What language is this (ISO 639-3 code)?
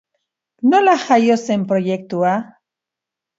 eus